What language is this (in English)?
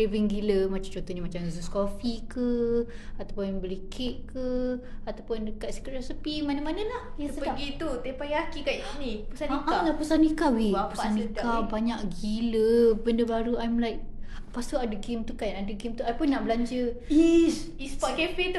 Malay